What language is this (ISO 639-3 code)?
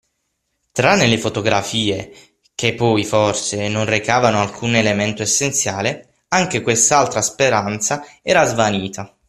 ita